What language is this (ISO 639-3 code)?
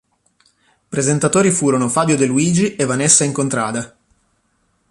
ita